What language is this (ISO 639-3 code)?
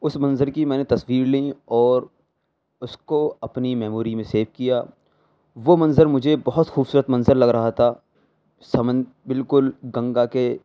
urd